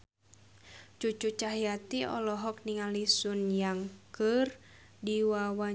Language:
Sundanese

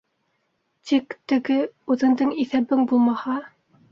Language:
Bashkir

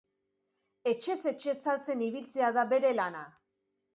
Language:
Basque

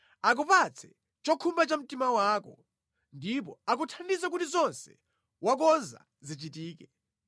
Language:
Nyanja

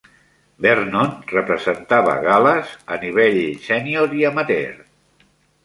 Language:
Catalan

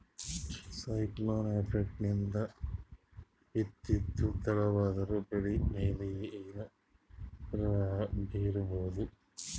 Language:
Kannada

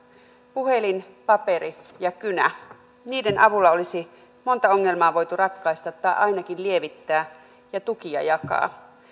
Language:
Finnish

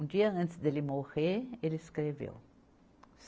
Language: Portuguese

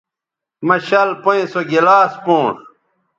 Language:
Bateri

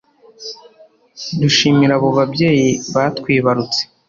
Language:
Kinyarwanda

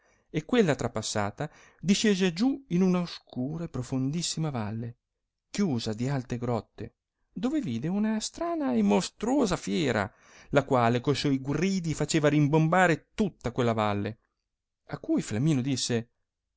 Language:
Italian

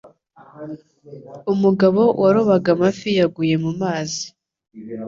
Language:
Kinyarwanda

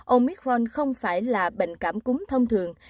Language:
Vietnamese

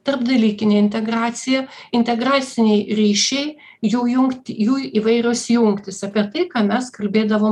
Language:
Lithuanian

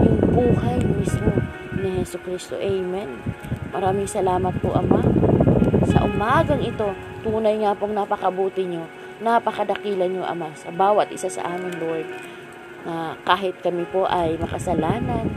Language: Filipino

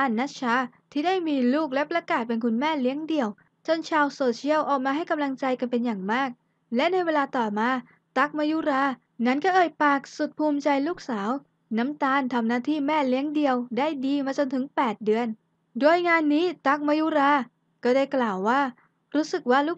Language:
Thai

